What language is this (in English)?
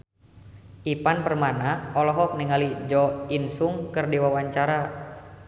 Sundanese